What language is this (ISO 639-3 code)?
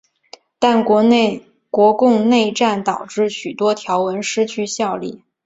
zho